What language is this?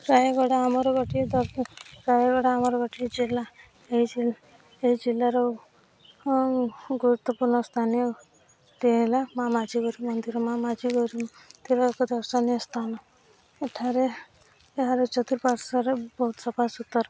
Odia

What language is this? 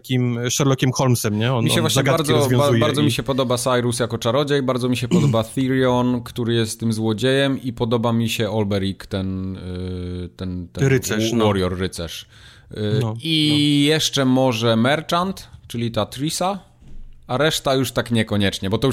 Polish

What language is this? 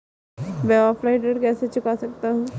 Hindi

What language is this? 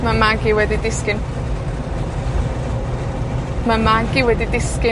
Welsh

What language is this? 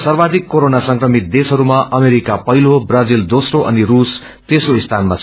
Nepali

